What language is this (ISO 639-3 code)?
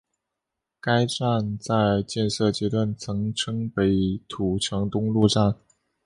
zho